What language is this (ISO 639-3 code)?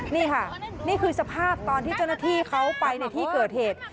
tha